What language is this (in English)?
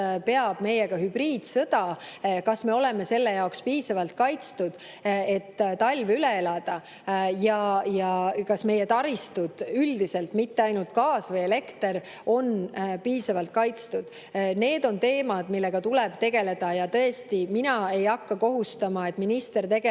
Estonian